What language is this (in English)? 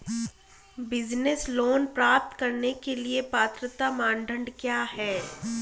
Hindi